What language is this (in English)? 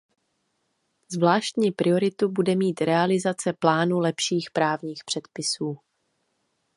Czech